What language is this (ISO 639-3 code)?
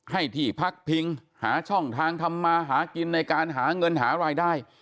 tha